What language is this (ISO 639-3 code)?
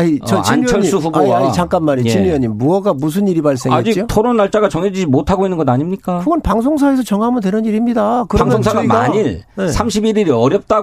kor